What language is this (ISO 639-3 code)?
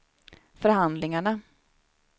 swe